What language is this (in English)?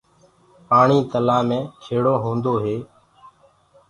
Gurgula